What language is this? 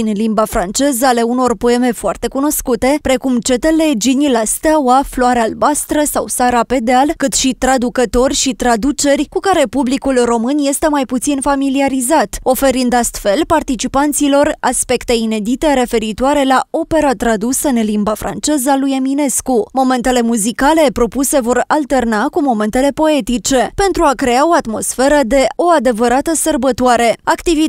Romanian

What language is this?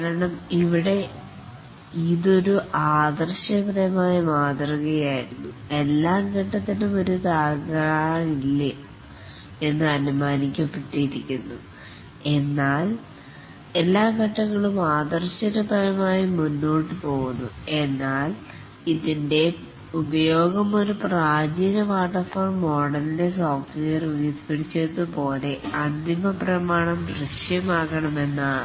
Malayalam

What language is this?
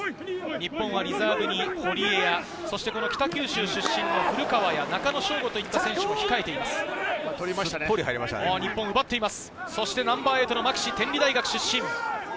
Japanese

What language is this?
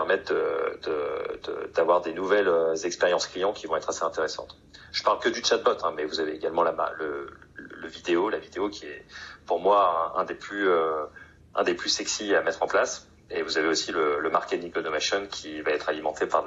French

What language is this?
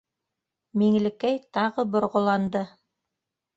Bashkir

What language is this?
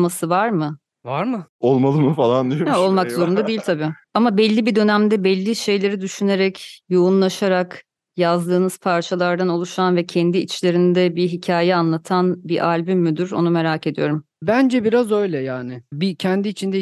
Turkish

